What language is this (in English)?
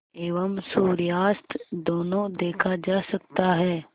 Hindi